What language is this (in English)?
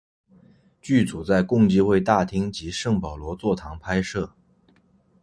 Chinese